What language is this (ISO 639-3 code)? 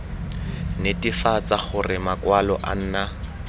tsn